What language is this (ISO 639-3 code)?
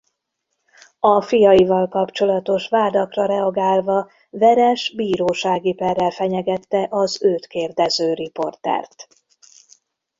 hun